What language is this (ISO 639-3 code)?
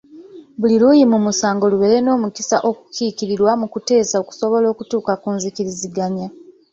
lug